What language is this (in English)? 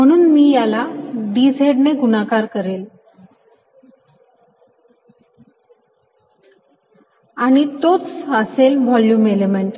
Marathi